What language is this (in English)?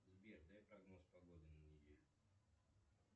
Russian